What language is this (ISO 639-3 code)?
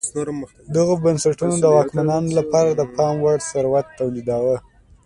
pus